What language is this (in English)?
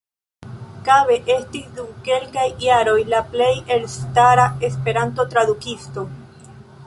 Esperanto